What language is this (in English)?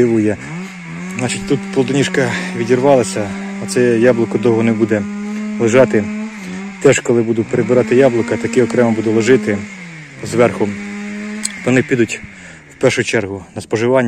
Ukrainian